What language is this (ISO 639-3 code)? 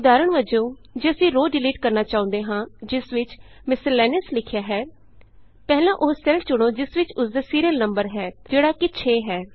pan